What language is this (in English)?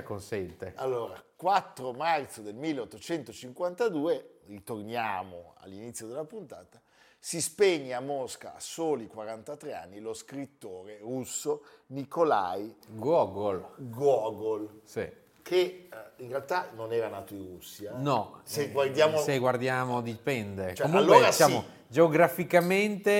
Italian